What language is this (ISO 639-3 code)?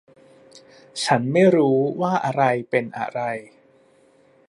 tha